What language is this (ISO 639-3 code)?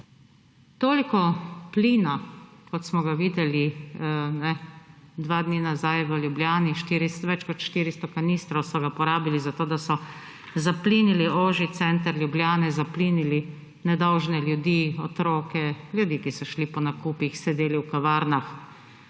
slv